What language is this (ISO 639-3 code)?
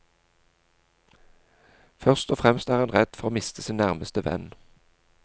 nor